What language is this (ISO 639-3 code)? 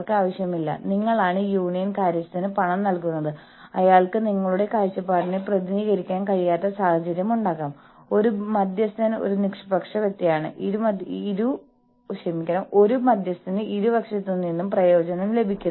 mal